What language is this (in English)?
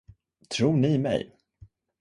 Swedish